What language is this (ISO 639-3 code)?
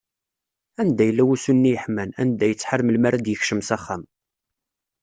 kab